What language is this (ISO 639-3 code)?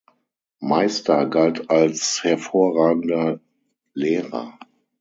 deu